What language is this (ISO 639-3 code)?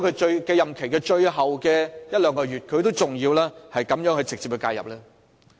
yue